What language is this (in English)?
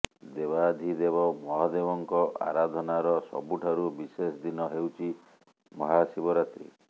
Odia